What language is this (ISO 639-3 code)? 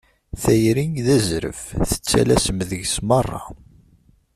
kab